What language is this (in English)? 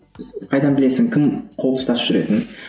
Kazakh